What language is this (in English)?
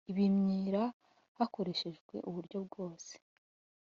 Kinyarwanda